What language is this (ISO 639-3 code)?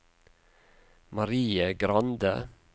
nor